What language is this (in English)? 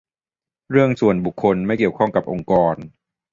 Thai